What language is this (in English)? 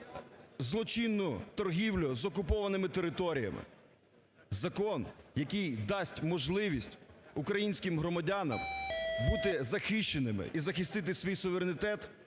Ukrainian